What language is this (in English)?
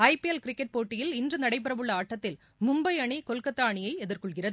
Tamil